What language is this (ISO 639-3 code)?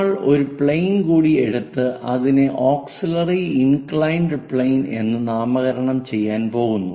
mal